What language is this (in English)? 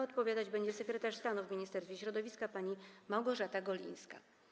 Polish